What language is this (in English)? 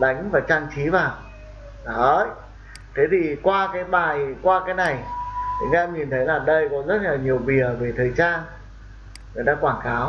Vietnamese